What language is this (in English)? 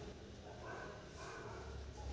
Marathi